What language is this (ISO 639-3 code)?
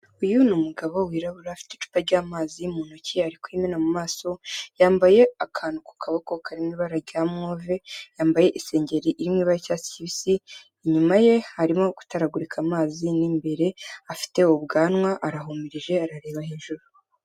kin